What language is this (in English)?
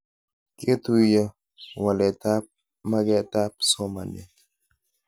Kalenjin